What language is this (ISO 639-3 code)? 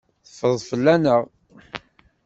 kab